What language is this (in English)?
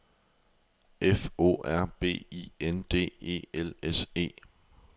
Danish